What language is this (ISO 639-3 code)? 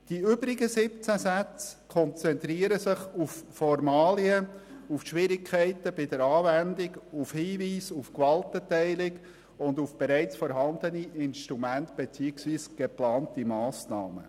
gsw